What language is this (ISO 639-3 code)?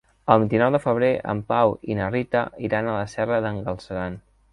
cat